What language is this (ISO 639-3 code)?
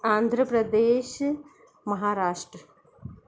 snd